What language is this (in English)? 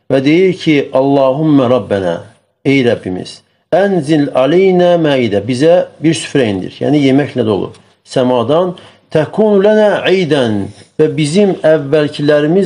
Turkish